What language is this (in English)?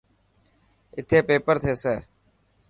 Dhatki